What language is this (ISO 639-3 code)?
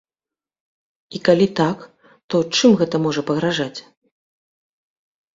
bel